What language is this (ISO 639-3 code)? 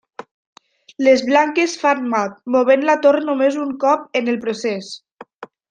cat